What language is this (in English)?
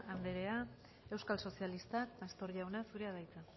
Basque